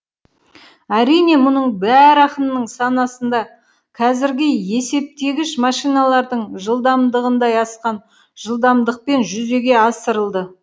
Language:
Kazakh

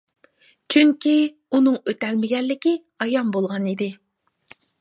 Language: Uyghur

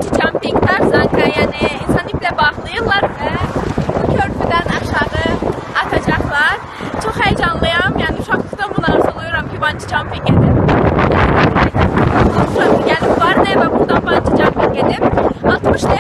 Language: Czech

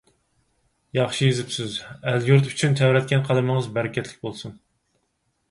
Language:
Uyghur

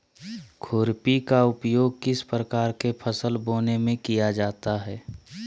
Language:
Magahi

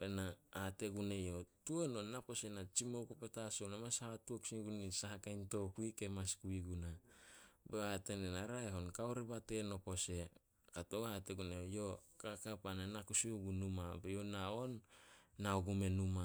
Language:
Solos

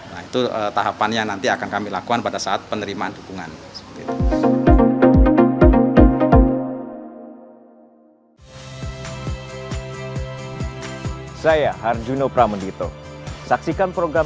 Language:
Indonesian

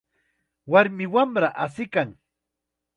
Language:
Chiquián Ancash Quechua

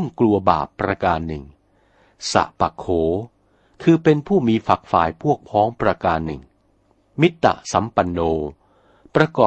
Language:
Thai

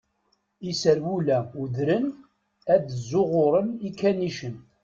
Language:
Kabyle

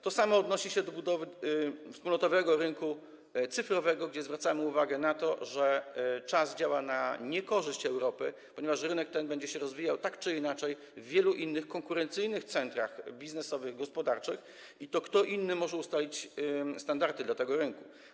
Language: Polish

